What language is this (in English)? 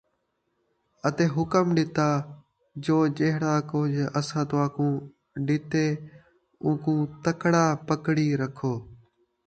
Saraiki